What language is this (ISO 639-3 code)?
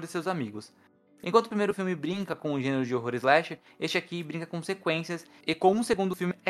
por